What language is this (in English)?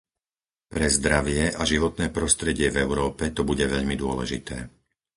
Slovak